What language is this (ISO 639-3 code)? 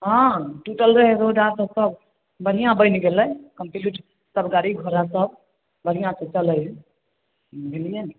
mai